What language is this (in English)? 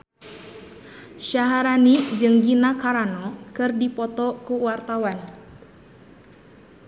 Sundanese